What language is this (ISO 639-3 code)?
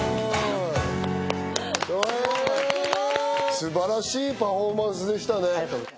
jpn